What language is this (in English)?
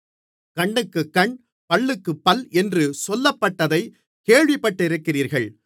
Tamil